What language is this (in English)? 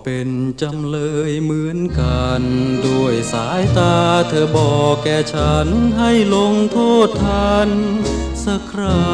Thai